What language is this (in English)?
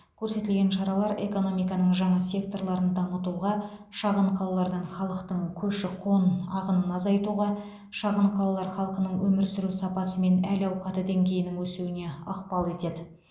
Kazakh